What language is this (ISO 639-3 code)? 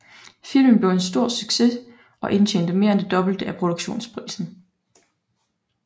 dan